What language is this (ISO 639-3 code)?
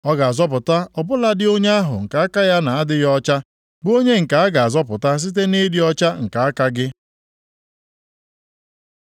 ibo